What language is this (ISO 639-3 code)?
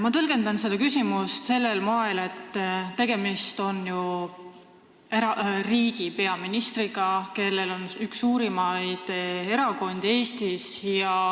est